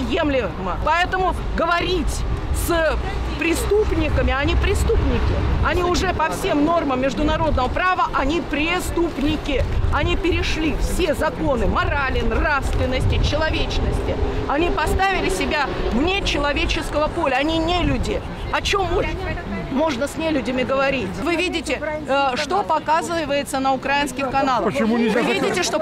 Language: Russian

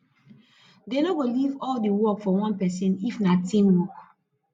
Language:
Nigerian Pidgin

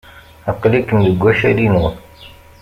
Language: Kabyle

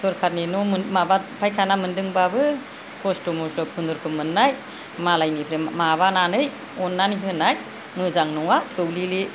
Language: Bodo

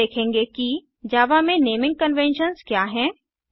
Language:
Hindi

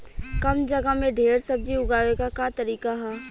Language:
Bhojpuri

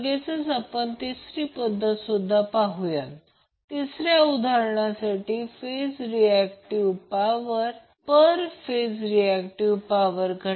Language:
Marathi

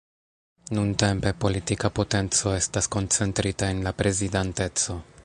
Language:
Esperanto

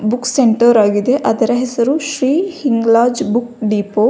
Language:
Kannada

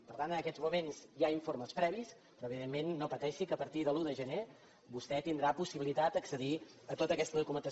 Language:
Catalan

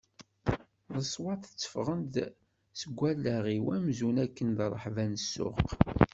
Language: Kabyle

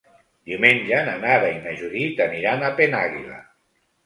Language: Catalan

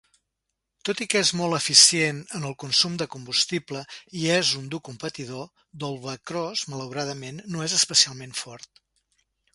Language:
Catalan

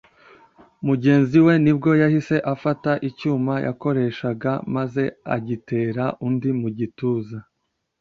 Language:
Kinyarwanda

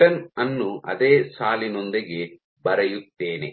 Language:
Kannada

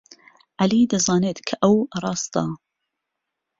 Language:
Central Kurdish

